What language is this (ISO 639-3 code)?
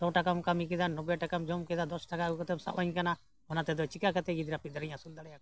sat